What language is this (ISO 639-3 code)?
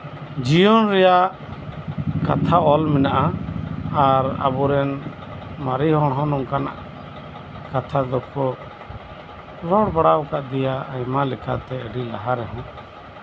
sat